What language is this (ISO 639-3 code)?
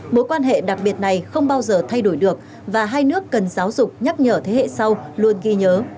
vie